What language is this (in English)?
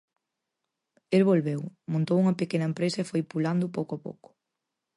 Galician